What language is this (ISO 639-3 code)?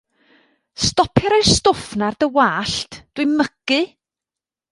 cym